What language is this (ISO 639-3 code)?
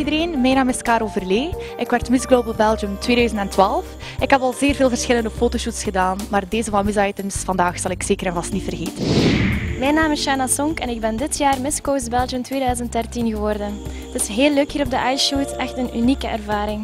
nld